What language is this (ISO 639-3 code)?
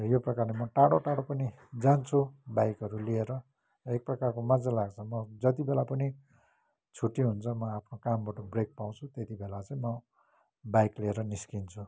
nep